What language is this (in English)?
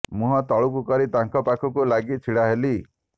Odia